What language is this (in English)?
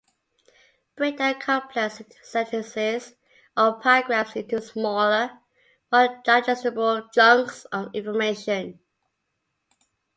English